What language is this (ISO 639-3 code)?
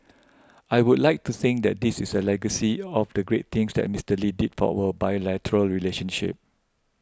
eng